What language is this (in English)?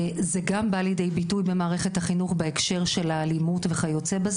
Hebrew